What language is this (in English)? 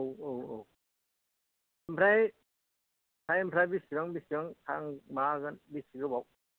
Bodo